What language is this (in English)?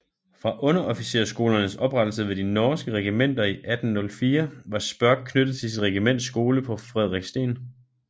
Danish